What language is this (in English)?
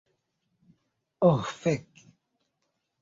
Esperanto